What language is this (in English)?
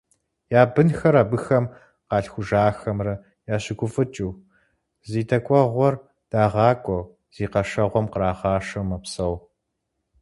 Kabardian